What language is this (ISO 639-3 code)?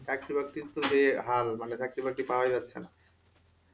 ben